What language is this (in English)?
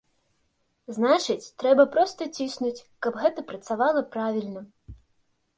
Belarusian